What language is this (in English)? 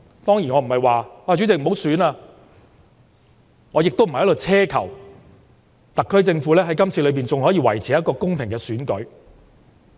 Cantonese